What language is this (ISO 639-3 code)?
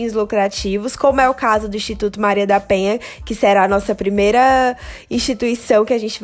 por